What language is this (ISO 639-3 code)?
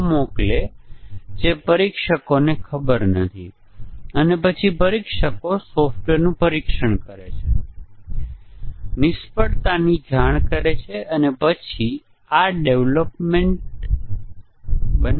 guj